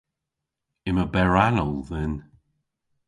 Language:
Cornish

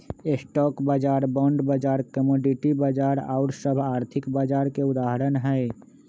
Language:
Magahi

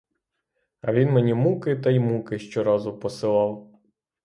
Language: Ukrainian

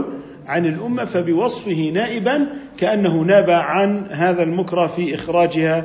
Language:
Arabic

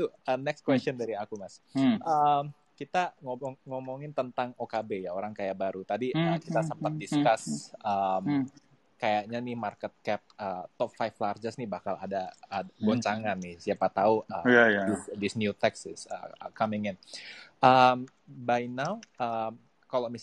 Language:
Indonesian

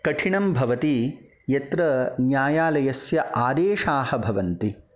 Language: Sanskrit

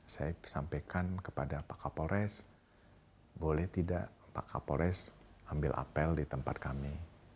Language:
Indonesian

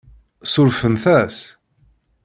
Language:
Kabyle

